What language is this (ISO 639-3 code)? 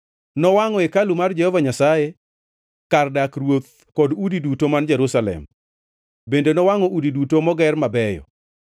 luo